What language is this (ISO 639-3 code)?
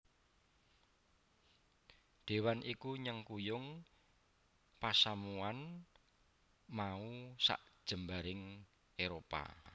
jav